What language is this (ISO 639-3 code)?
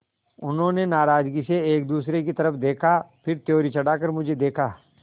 hin